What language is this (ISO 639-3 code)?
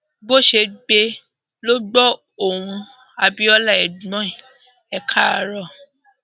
yor